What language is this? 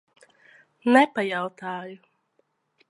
Latvian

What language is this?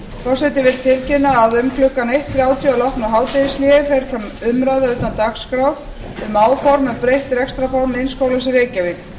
Icelandic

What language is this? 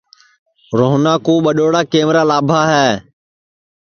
Sansi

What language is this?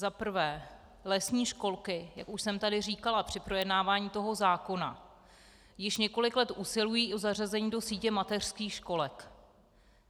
Czech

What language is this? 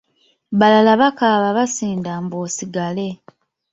Ganda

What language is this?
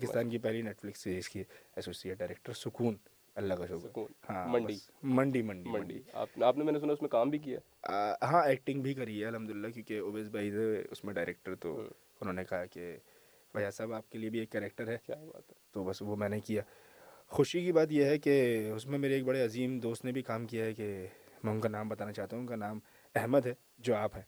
Urdu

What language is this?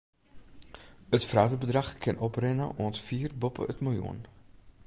Western Frisian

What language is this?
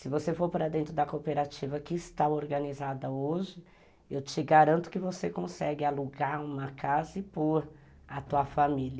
Portuguese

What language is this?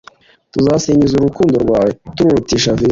Kinyarwanda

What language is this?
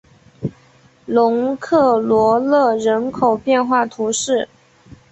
Chinese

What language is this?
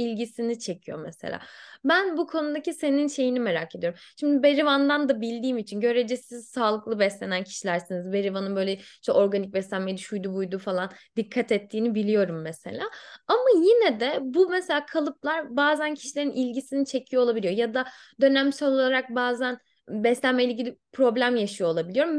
Turkish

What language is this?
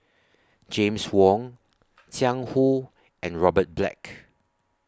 English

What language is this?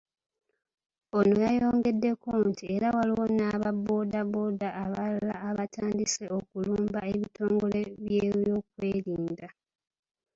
Ganda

